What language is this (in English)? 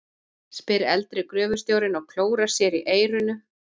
Icelandic